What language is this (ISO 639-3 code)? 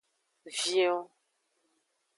ajg